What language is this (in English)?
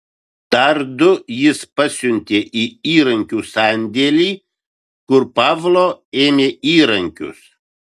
Lithuanian